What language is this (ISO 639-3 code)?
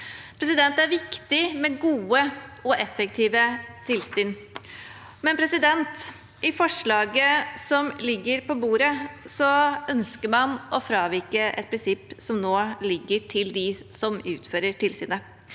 nor